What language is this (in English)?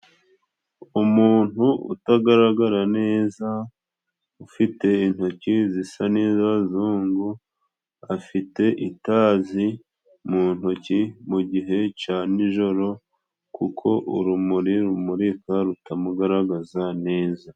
Kinyarwanda